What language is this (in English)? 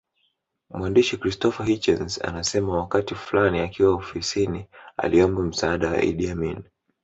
Swahili